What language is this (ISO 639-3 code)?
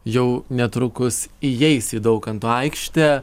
lit